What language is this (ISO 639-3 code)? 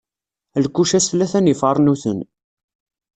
kab